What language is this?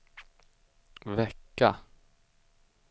Swedish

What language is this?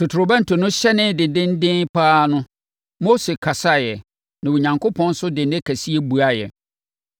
Akan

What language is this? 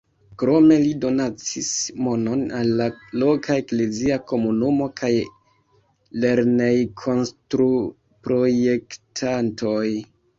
Esperanto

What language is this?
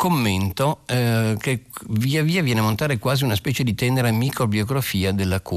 Italian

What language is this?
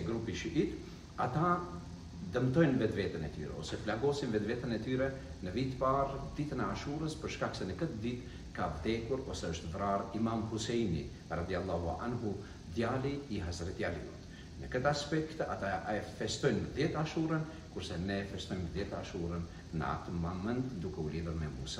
Arabic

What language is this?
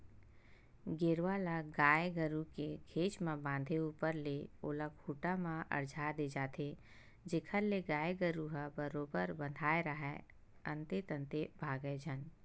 Chhattisgarhi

